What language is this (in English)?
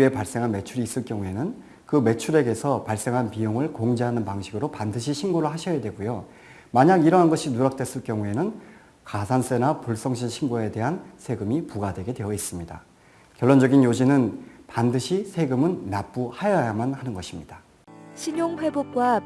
Korean